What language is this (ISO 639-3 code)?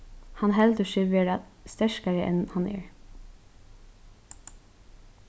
fao